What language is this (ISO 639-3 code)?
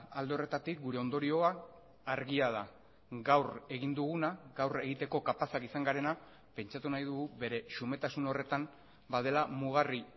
eus